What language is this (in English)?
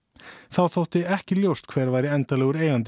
Icelandic